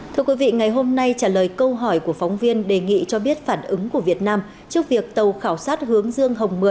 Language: Vietnamese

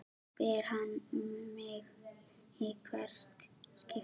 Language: Icelandic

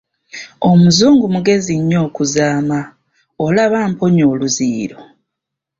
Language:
Ganda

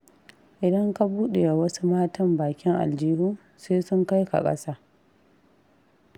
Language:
Hausa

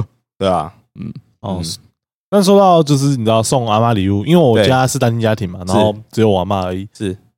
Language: Chinese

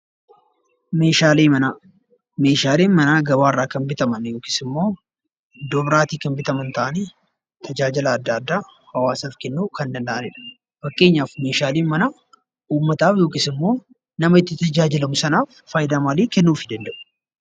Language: Oromo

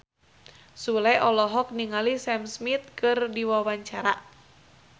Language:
Sundanese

